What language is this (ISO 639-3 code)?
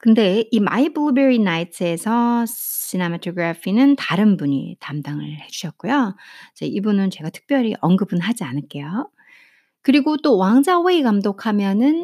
kor